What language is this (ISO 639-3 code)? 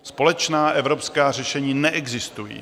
ces